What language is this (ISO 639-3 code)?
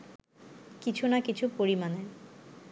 ben